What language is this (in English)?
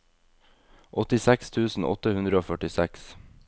Norwegian